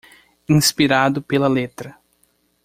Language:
Portuguese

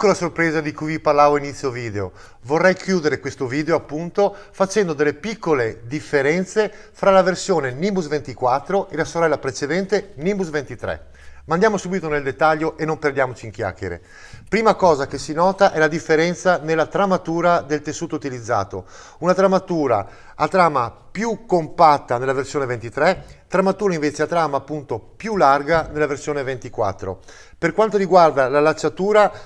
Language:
Italian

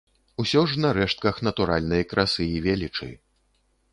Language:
Belarusian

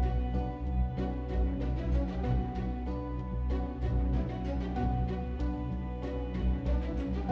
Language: Indonesian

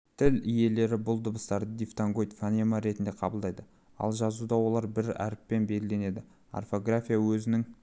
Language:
Kazakh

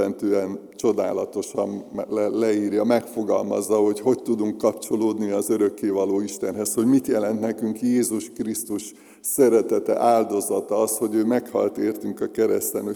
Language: Hungarian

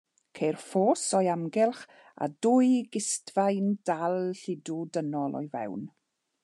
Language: Welsh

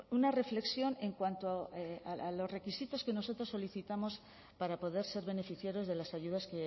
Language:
Spanish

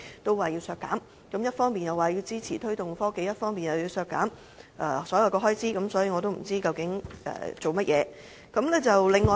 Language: Cantonese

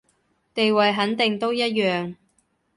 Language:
Cantonese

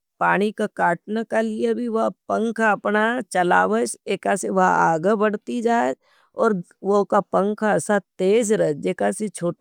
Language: Nimadi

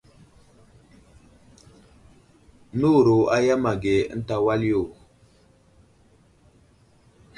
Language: Wuzlam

